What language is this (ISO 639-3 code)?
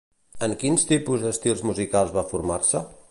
cat